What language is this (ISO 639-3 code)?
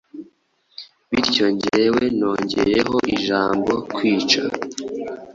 kin